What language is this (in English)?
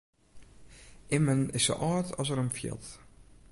Western Frisian